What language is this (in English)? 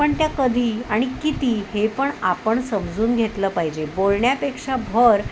Marathi